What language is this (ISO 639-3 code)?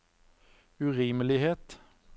nor